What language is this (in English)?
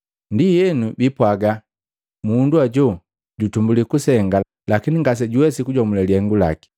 Matengo